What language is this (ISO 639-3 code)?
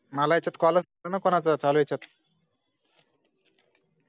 mar